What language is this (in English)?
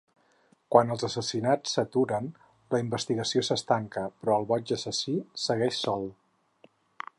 Catalan